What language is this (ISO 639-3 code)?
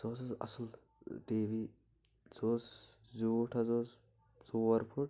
kas